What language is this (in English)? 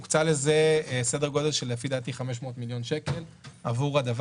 Hebrew